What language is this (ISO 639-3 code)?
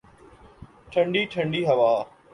urd